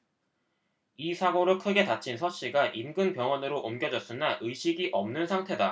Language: Korean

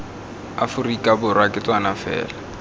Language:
Tswana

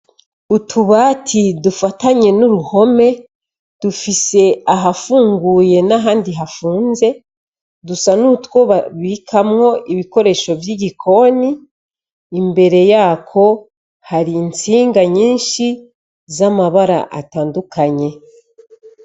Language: Rundi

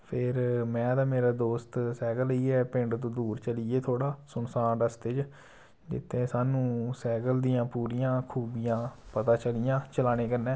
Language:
Dogri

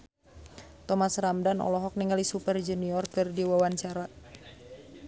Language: Sundanese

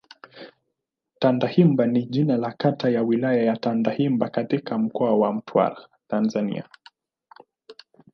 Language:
Swahili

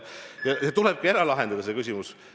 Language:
Estonian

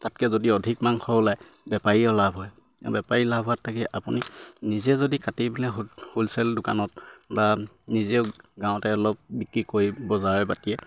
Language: Assamese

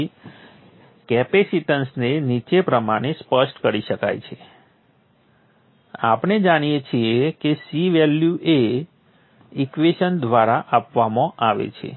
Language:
Gujarati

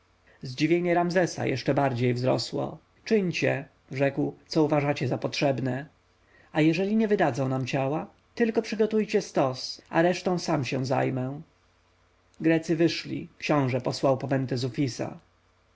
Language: Polish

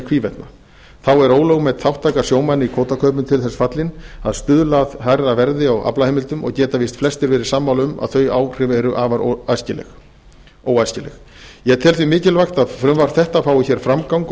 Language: Icelandic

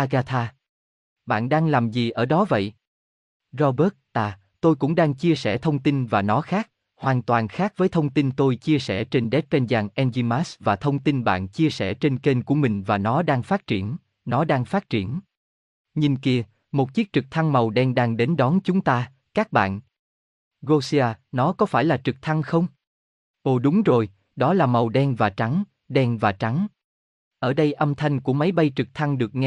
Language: Vietnamese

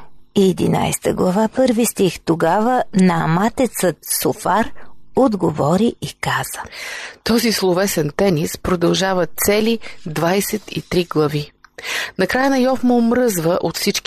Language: Bulgarian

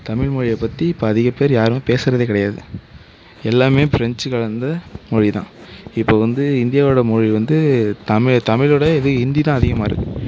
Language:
Tamil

